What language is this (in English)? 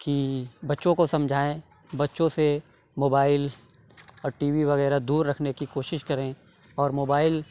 Urdu